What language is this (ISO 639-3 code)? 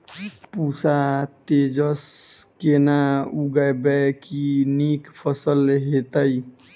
mai